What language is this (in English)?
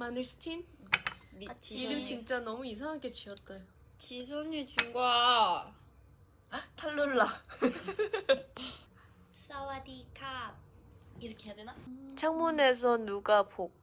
Korean